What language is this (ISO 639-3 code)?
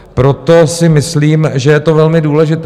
ces